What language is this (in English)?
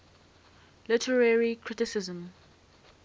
English